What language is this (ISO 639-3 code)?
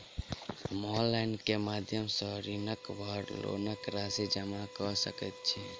mai